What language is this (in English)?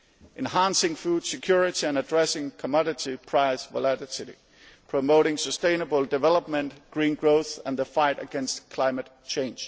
English